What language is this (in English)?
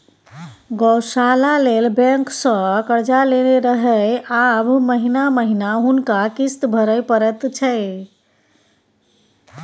Maithili